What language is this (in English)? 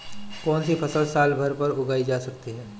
Hindi